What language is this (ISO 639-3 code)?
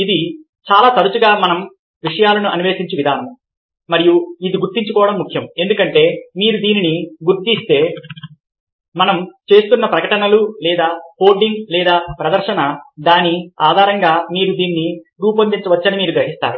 tel